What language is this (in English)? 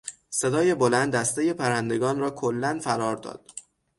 Persian